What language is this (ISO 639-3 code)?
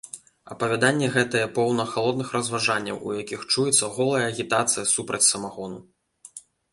bel